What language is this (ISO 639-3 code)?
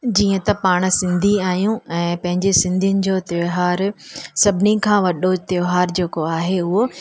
snd